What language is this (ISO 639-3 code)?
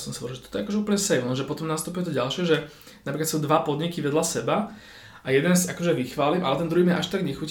slk